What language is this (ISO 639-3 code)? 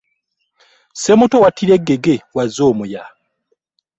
lug